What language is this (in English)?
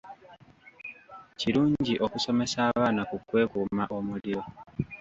Ganda